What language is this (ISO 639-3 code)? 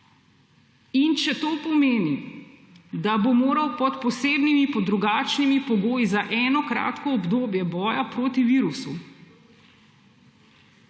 slv